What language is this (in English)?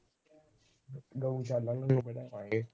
Punjabi